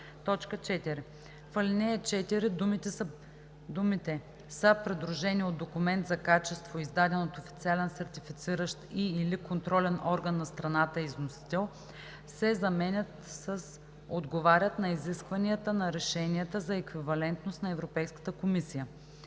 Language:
Bulgarian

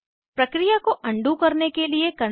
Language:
Hindi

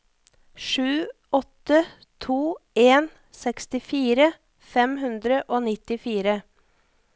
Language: Norwegian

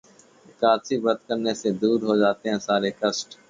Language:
Hindi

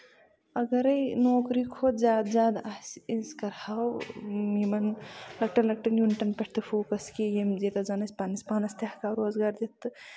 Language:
Kashmiri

